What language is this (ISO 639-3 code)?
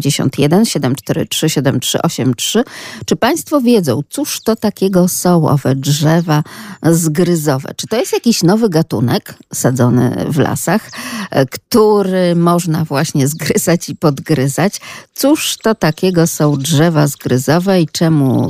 pol